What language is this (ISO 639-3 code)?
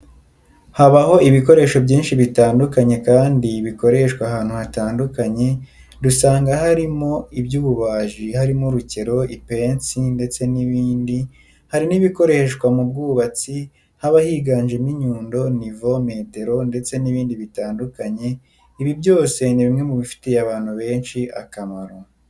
kin